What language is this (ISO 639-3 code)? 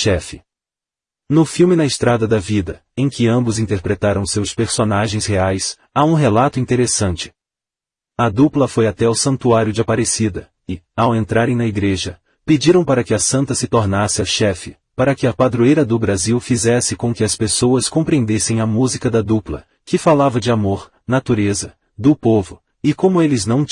por